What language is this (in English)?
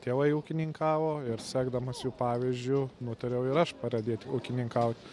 Lithuanian